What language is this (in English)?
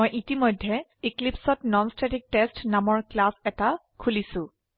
Assamese